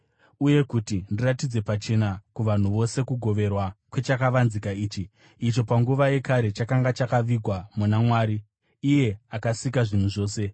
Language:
Shona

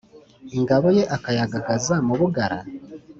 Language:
Kinyarwanda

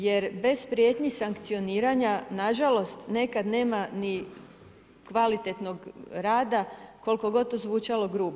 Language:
Croatian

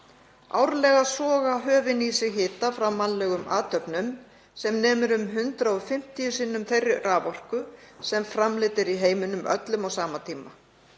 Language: Icelandic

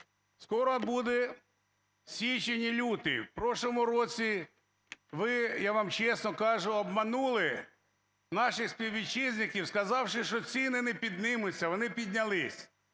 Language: Ukrainian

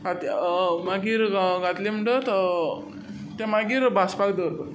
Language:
Konkani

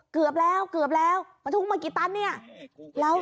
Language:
Thai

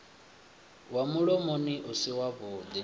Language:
Venda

